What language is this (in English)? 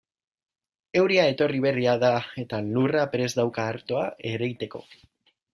Basque